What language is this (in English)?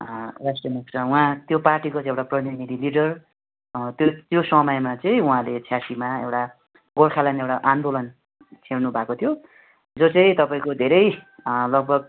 Nepali